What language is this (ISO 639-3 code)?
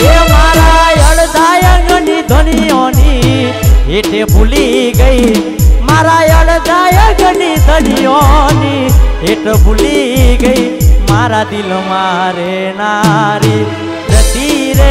hin